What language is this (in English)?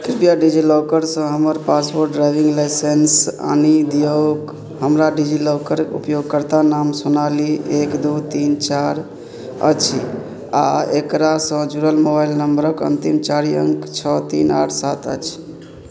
Maithili